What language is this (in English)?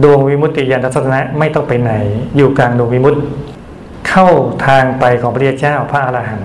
Thai